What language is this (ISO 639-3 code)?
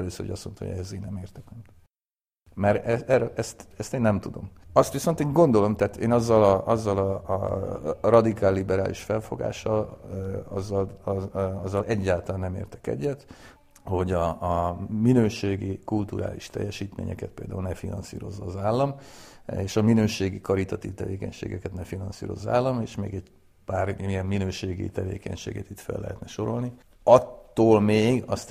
hun